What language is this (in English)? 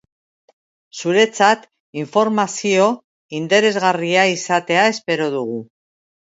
Basque